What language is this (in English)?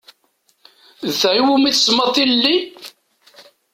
Kabyle